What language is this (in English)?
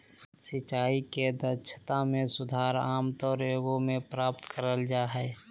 Magahi